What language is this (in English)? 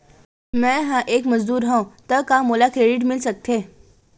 Chhattisgarhi